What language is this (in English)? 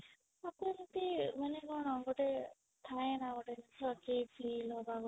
Odia